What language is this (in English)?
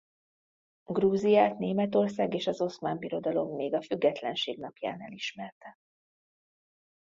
Hungarian